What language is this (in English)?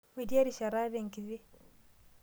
Masai